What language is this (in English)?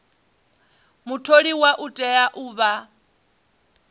Venda